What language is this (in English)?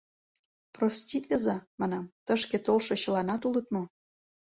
Mari